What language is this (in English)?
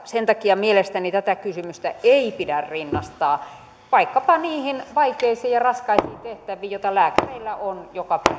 Finnish